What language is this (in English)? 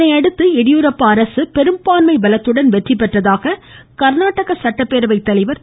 Tamil